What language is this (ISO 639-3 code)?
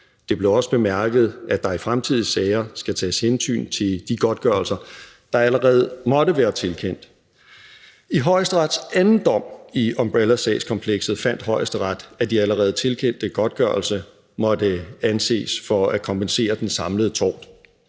dan